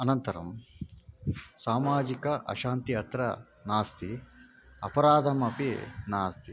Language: Sanskrit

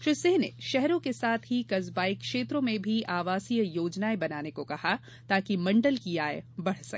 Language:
Hindi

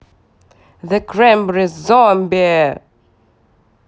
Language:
Russian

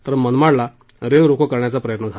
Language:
Marathi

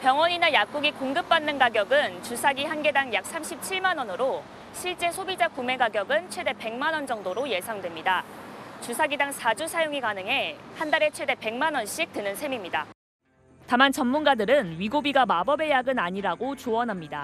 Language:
Korean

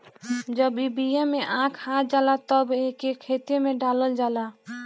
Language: Bhojpuri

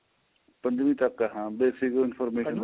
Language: Punjabi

